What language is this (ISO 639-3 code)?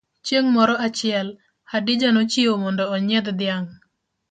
luo